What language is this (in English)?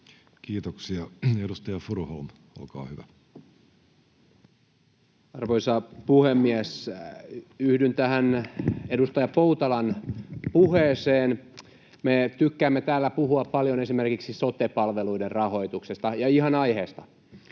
Finnish